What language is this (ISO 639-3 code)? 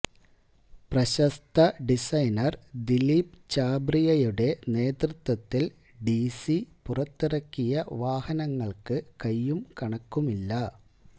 mal